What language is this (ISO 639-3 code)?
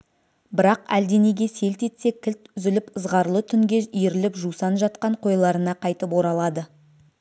kaz